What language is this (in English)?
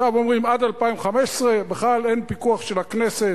Hebrew